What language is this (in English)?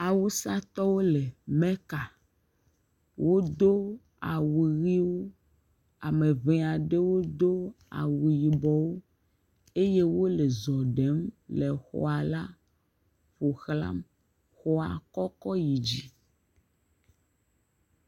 Ewe